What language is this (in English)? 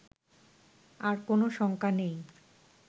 Bangla